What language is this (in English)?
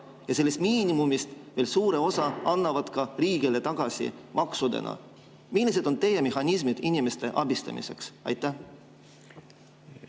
Estonian